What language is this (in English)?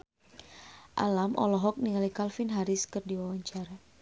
Sundanese